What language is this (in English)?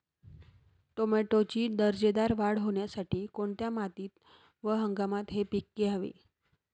Marathi